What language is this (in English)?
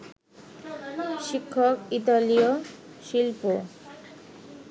Bangla